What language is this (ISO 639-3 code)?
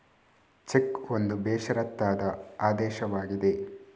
kan